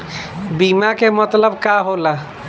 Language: Bhojpuri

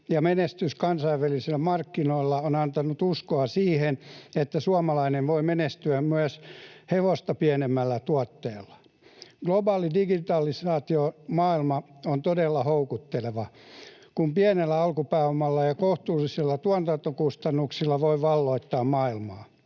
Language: Finnish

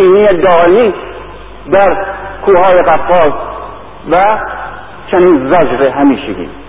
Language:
Persian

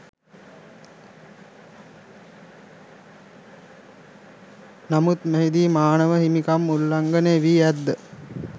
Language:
Sinhala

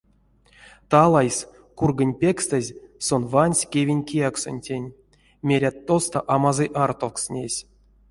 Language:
Erzya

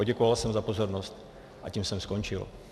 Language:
Czech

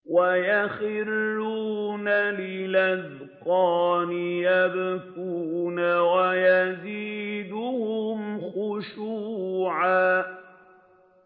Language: Arabic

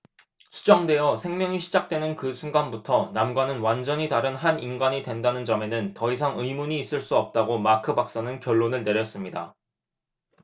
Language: Korean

